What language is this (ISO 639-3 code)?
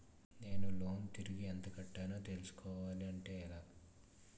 tel